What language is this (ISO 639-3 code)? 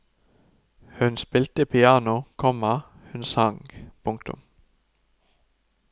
nor